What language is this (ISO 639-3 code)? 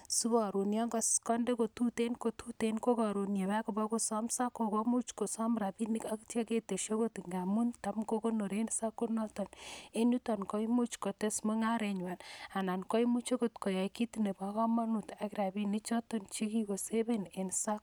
kln